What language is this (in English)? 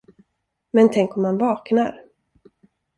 Swedish